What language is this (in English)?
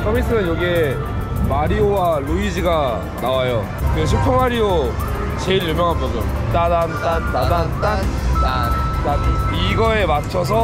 Korean